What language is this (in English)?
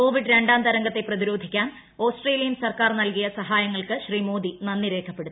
Malayalam